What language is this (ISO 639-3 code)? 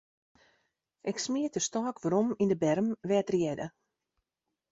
fry